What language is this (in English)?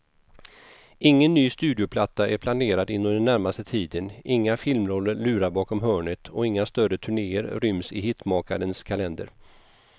Swedish